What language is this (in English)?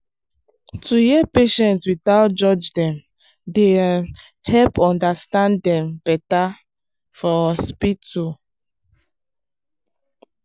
Nigerian Pidgin